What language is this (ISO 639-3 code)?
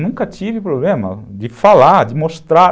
por